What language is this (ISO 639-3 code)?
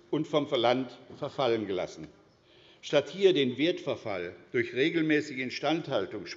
deu